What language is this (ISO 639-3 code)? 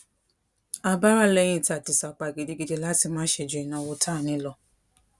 yor